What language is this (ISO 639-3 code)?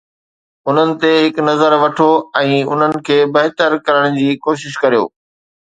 snd